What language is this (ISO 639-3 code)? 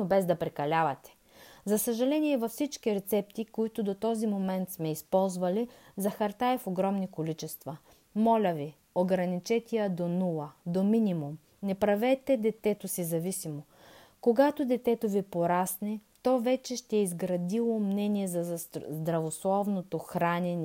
bul